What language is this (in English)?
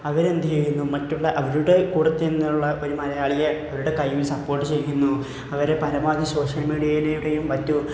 Malayalam